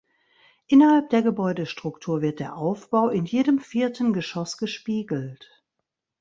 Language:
German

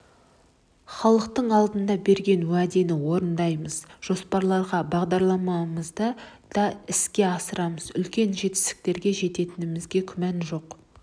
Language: Kazakh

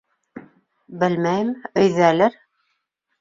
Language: Bashkir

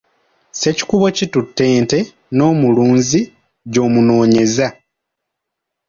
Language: Ganda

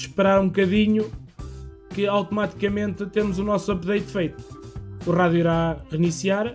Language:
Portuguese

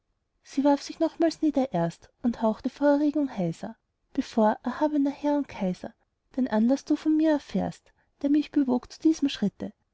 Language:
German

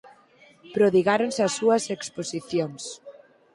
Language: Galician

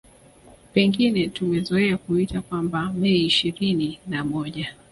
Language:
Swahili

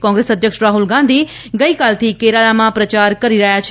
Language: Gujarati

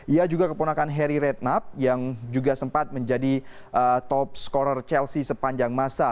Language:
Indonesian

